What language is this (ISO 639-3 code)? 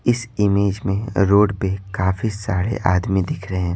hin